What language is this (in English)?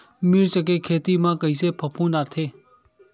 Chhattisgarhi